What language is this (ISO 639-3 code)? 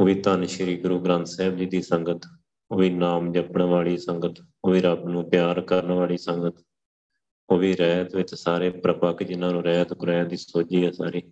pan